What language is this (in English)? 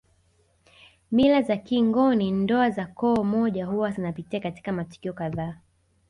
Swahili